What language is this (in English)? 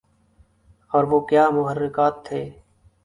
Urdu